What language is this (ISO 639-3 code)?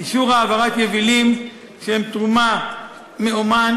heb